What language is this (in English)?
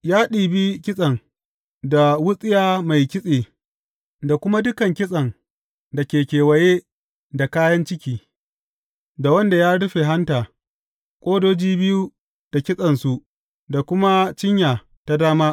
Hausa